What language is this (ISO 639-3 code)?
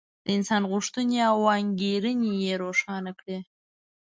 pus